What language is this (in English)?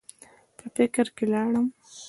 Pashto